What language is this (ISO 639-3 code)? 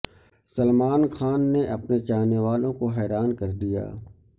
urd